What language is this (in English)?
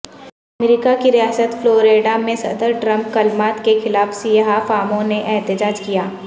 Urdu